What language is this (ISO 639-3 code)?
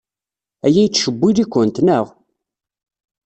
kab